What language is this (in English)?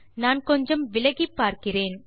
Tamil